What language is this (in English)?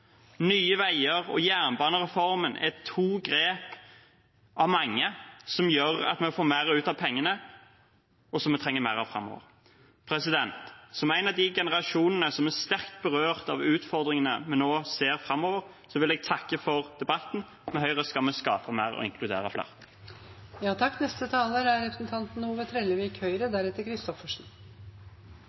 Norwegian Bokmål